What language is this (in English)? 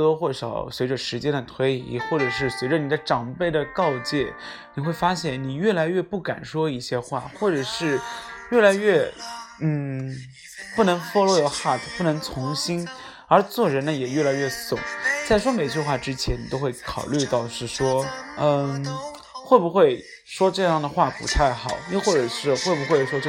Chinese